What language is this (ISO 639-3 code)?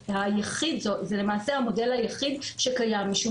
heb